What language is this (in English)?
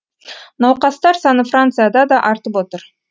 Kazakh